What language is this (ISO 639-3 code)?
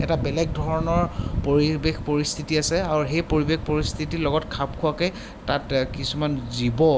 asm